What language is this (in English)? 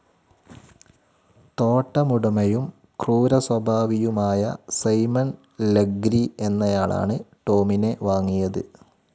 Malayalam